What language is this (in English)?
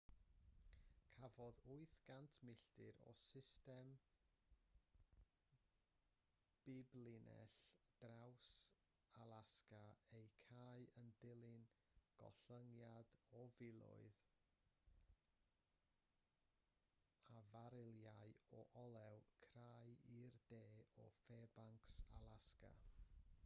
Welsh